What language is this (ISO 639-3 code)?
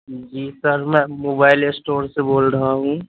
urd